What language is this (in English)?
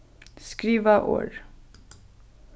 Faroese